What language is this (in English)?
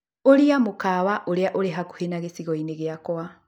Kikuyu